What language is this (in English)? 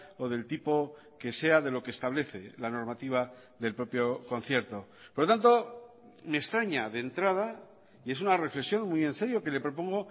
Spanish